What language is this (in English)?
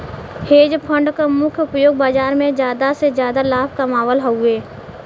Bhojpuri